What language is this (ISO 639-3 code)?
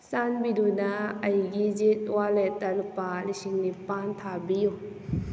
mni